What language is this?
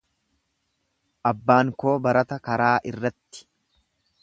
Oromo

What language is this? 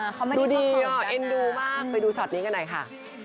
Thai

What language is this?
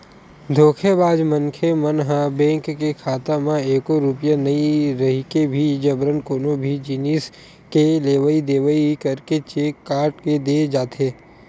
Chhattisgarhi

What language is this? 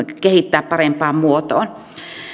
Finnish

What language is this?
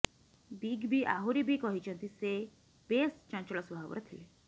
Odia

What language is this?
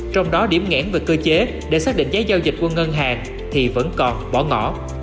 Vietnamese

